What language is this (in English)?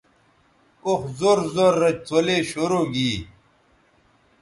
Bateri